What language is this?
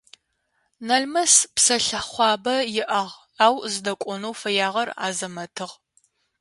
Adyghe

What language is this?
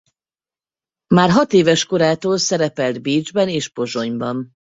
Hungarian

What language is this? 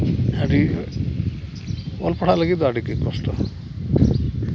Santali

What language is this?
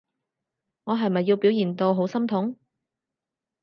Cantonese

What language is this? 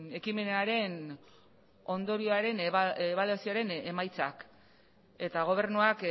Basque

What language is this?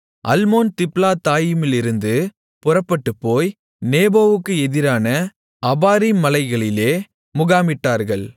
Tamil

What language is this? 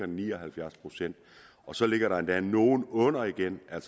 Danish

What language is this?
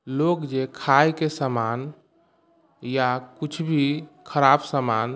Maithili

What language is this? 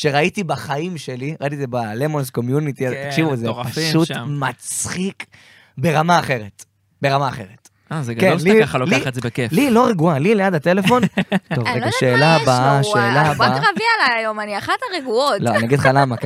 Hebrew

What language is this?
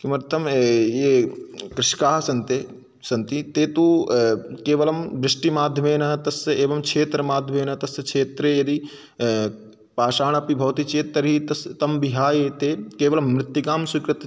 Sanskrit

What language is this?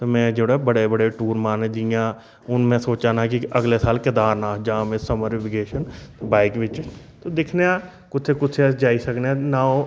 Dogri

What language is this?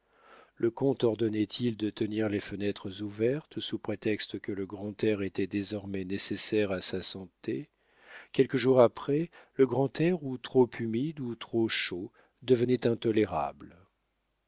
French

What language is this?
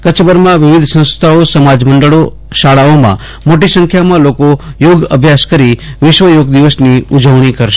Gujarati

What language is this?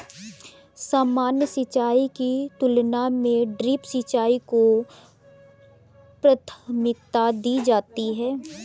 Hindi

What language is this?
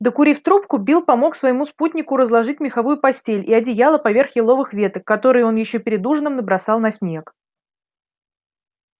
Russian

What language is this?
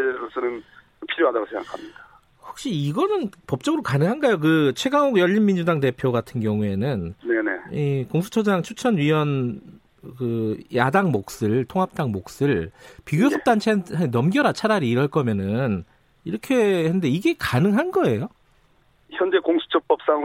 Korean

